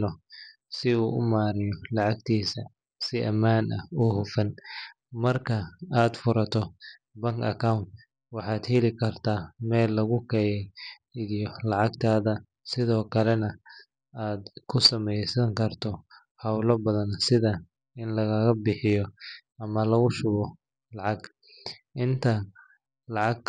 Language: Somali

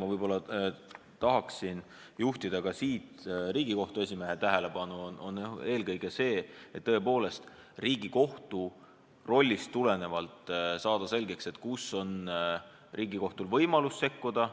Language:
Estonian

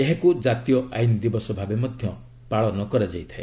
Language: Odia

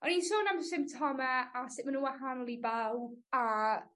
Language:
Welsh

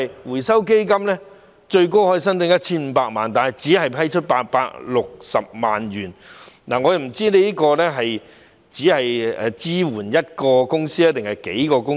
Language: Cantonese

